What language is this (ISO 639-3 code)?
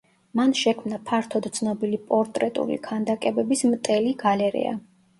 kat